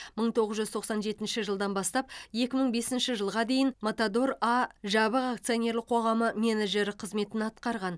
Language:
Kazakh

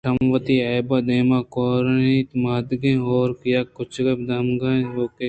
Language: Eastern Balochi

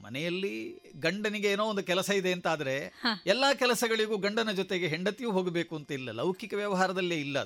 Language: Kannada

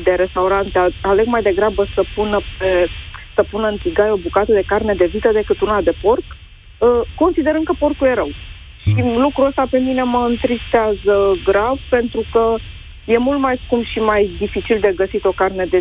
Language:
Romanian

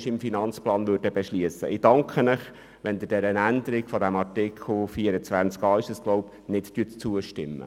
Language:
Swiss German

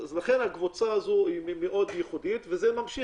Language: Hebrew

